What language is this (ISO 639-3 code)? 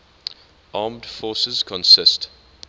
eng